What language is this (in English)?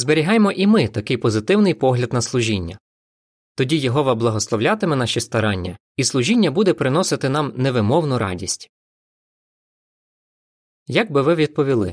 Ukrainian